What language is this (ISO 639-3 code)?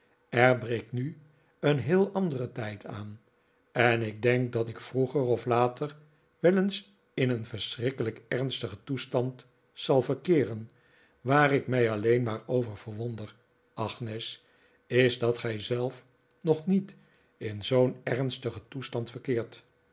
nld